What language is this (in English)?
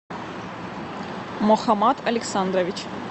Russian